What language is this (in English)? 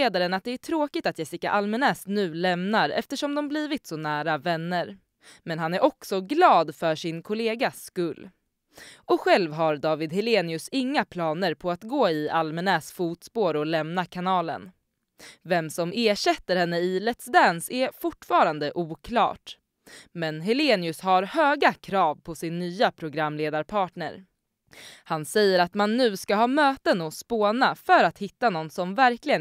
Swedish